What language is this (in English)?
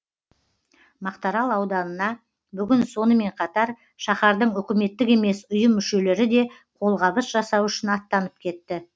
Kazakh